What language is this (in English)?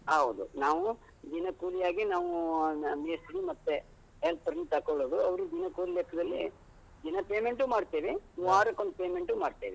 Kannada